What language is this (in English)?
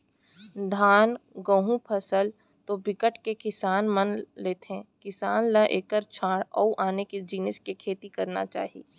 Chhattisgarhi